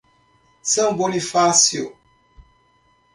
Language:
Portuguese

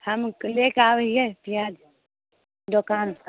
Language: Maithili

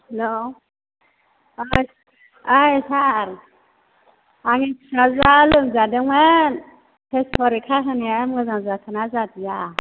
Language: Bodo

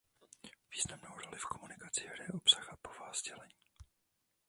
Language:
Czech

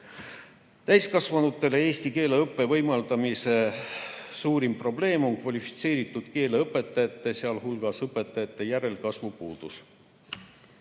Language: Estonian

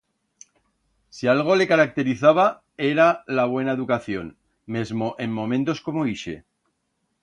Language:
Aragonese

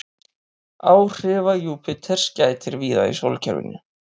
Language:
Icelandic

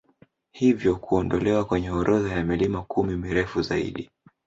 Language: Swahili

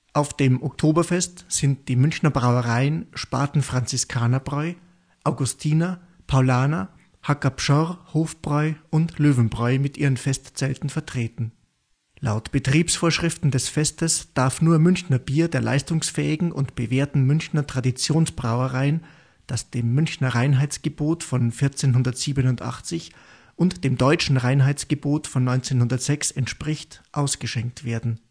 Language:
German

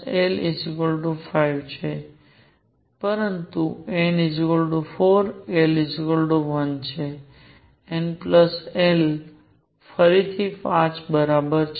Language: Gujarati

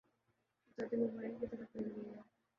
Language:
Urdu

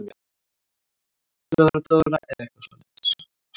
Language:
Icelandic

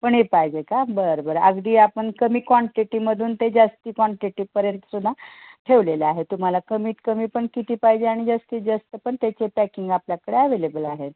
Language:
Marathi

